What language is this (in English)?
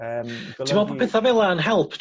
Welsh